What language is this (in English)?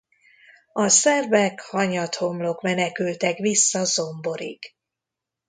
Hungarian